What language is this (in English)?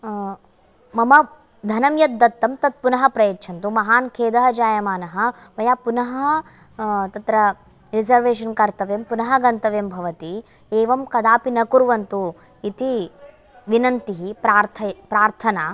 Sanskrit